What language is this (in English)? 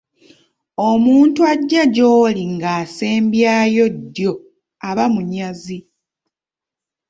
Ganda